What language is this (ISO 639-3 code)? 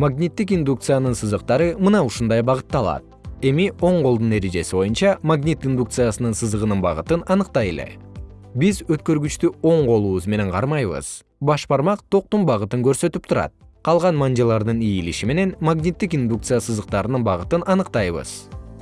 kir